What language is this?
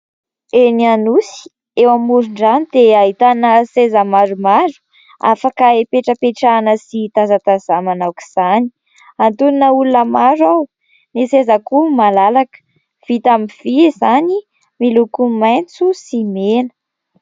Malagasy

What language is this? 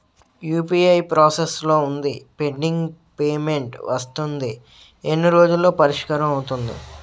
Telugu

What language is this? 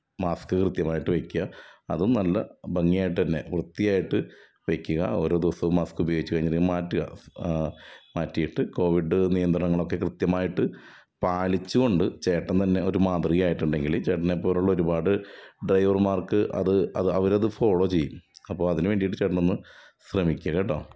Malayalam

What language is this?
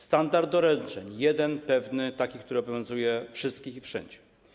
Polish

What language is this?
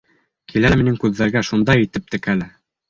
Bashkir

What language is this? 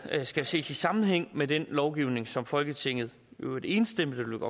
Danish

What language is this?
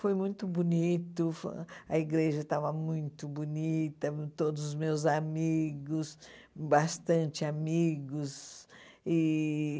Portuguese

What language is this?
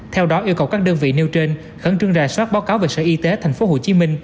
Vietnamese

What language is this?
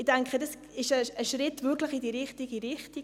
Swiss German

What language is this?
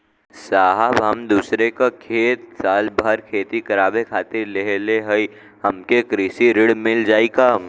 Bhojpuri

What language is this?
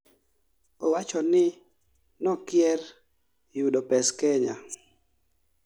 Luo (Kenya and Tanzania)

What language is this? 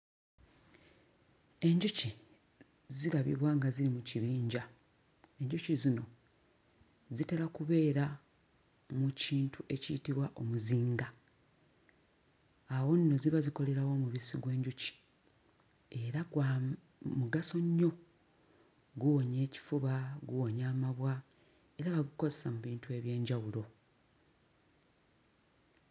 Ganda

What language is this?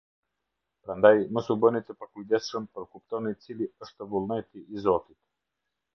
Albanian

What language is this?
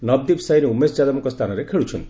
Odia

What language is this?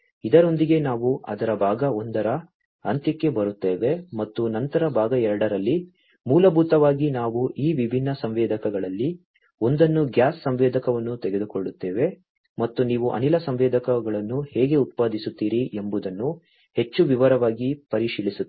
Kannada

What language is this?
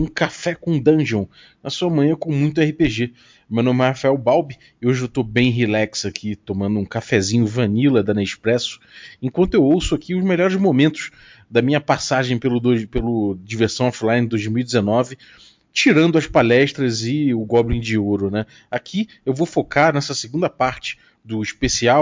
Portuguese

